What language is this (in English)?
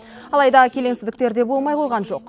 Kazakh